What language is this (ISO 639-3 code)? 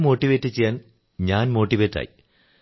mal